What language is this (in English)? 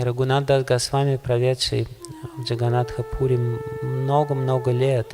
Russian